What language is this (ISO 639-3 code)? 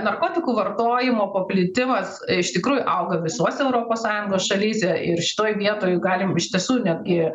lit